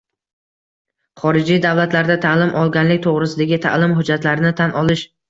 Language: Uzbek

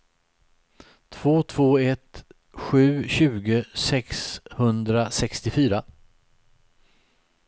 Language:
Swedish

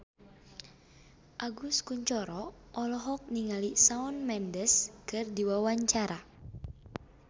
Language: Sundanese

